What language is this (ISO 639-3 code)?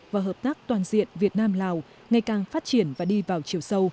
vie